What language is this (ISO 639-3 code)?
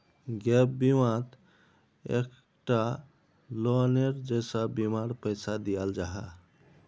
mag